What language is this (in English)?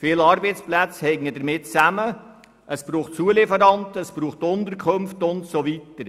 Swiss German